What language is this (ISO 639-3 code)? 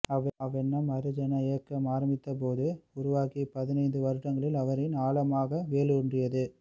tam